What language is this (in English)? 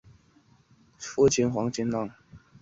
Chinese